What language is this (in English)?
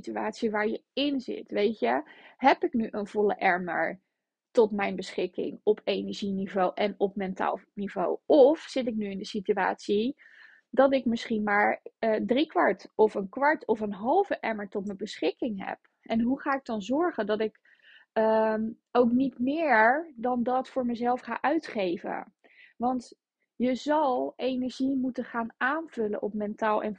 Dutch